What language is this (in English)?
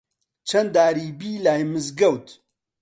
Central Kurdish